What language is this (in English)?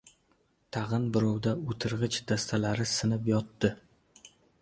Uzbek